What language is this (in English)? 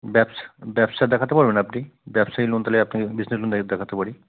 Bangla